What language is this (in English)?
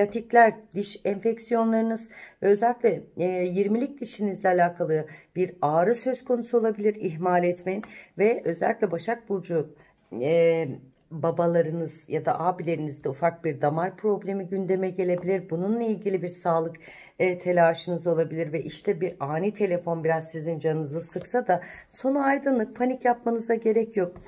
Turkish